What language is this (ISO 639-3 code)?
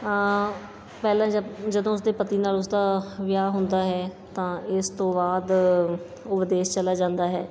pan